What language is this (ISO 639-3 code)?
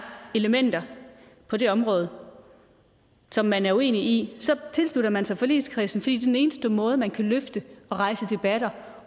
dan